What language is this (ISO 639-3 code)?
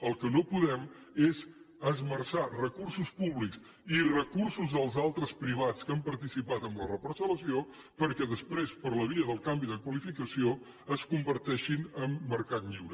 cat